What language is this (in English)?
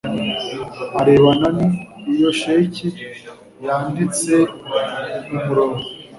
Kinyarwanda